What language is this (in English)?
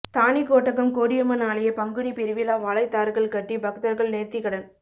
Tamil